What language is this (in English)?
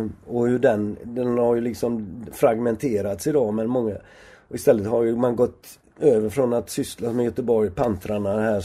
Swedish